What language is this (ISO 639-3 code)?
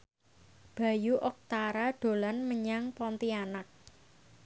jav